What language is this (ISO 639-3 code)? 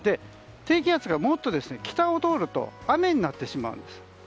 jpn